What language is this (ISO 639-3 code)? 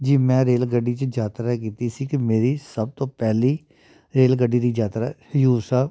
pan